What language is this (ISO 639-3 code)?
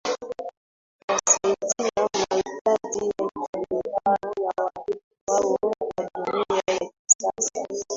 swa